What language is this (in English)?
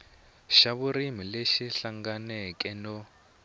Tsonga